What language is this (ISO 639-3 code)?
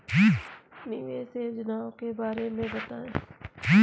hin